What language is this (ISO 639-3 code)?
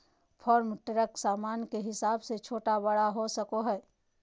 mag